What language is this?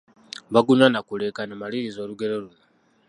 Ganda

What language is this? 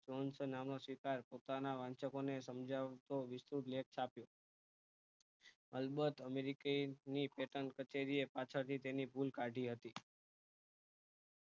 Gujarati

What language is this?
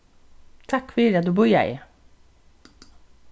Faroese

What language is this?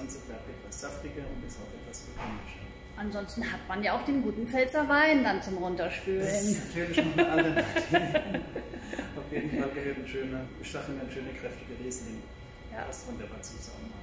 German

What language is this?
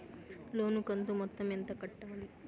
Telugu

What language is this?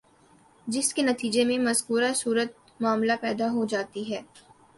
Urdu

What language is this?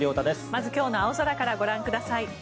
Japanese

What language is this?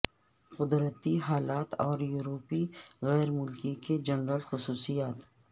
Urdu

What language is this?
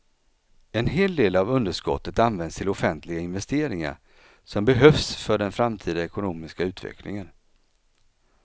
Swedish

